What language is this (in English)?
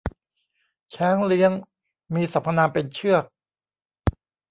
Thai